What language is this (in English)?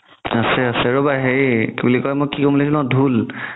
Assamese